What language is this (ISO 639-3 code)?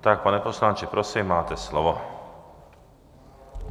ces